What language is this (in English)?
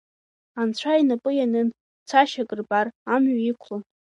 Abkhazian